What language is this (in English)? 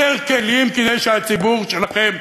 Hebrew